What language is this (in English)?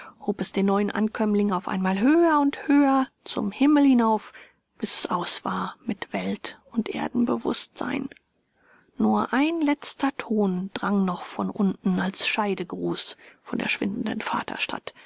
German